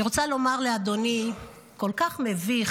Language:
Hebrew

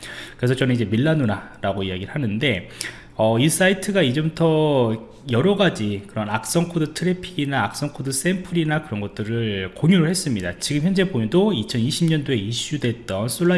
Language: Korean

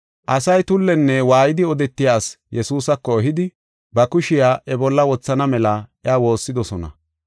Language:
Gofa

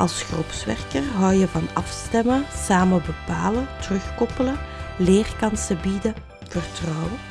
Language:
Dutch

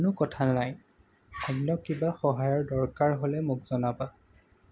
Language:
Assamese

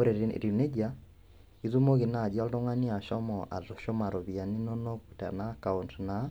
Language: Masai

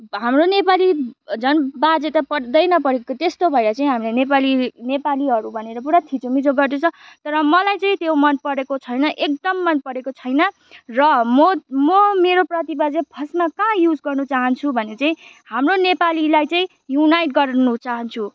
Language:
Nepali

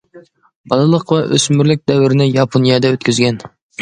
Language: Uyghur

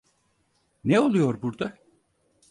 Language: Turkish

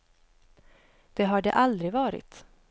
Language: Swedish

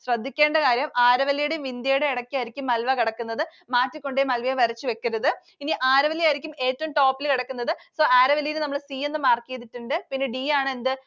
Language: Malayalam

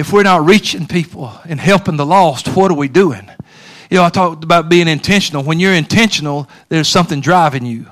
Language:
English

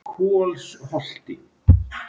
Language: Icelandic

